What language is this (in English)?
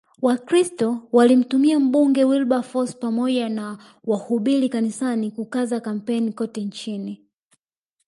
Swahili